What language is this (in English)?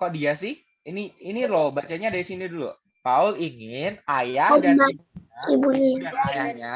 Indonesian